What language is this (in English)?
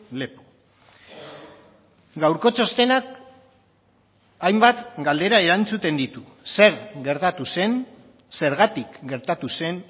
Basque